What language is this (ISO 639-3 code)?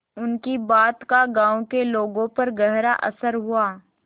hin